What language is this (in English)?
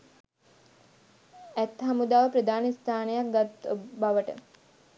Sinhala